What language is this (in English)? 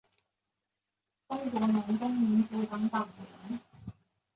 Chinese